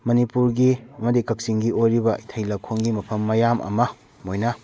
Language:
Manipuri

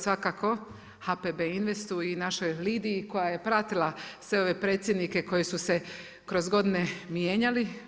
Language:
Croatian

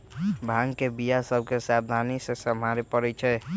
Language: Magahi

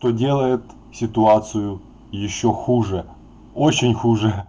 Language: Russian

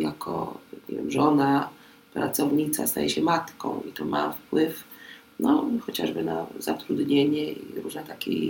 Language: Polish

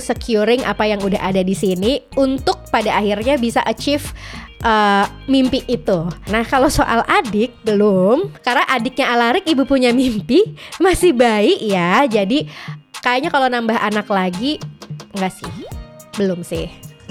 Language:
Indonesian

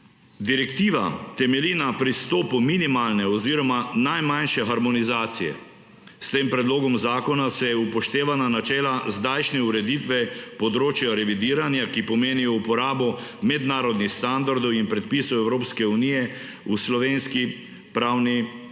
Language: Slovenian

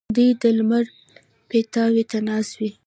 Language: Pashto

